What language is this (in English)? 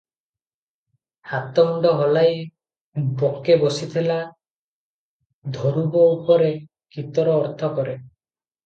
Odia